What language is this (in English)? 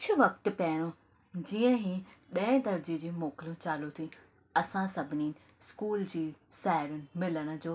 Sindhi